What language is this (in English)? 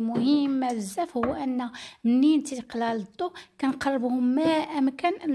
Arabic